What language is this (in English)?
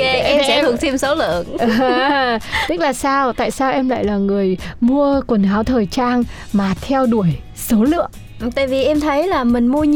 Vietnamese